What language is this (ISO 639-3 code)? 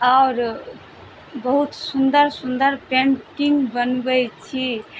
mai